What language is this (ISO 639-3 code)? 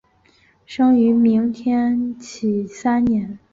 zho